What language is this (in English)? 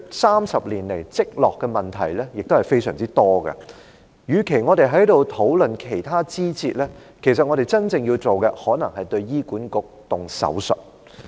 Cantonese